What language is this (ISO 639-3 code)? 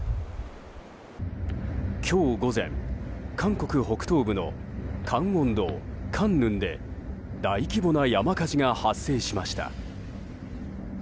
jpn